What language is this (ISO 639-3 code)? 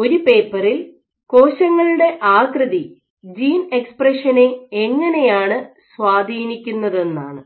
mal